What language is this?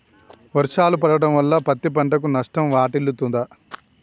Telugu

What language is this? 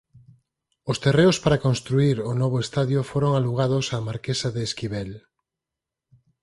Galician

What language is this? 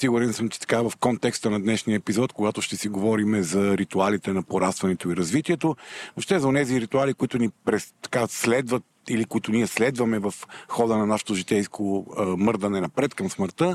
Bulgarian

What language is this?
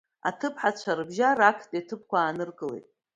Abkhazian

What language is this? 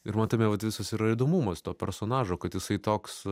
Lithuanian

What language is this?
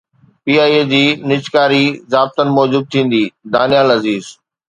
Sindhi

